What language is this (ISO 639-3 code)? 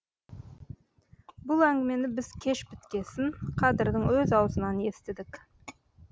kaz